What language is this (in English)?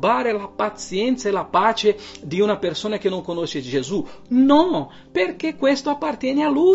Italian